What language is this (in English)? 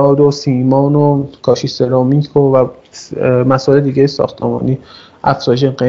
Persian